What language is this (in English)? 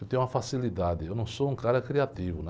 Portuguese